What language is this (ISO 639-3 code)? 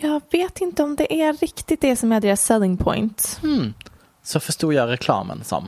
swe